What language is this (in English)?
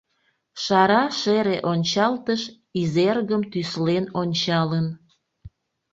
Mari